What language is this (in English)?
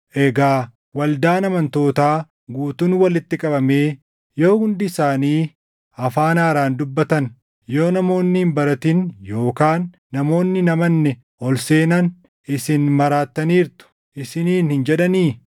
Oromo